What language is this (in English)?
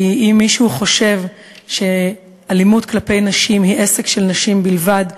Hebrew